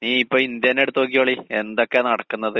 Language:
Malayalam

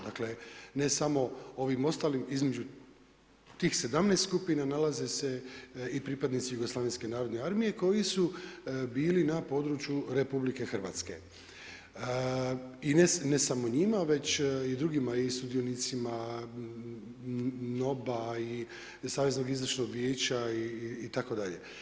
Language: Croatian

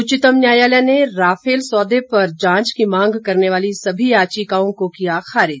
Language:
Hindi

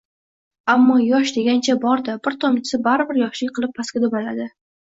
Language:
Uzbek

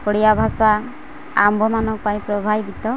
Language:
Odia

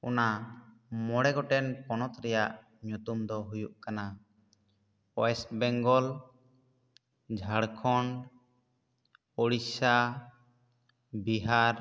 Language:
Santali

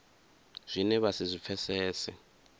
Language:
Venda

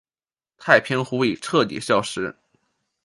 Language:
Chinese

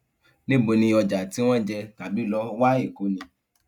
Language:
Yoruba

